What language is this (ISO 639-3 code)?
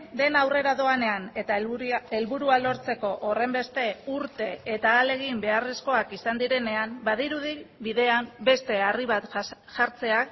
eus